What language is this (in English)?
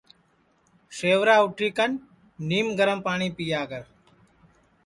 Sansi